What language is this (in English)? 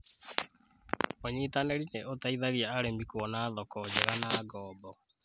Kikuyu